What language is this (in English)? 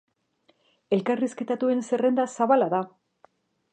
Basque